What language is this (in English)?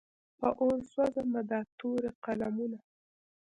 Pashto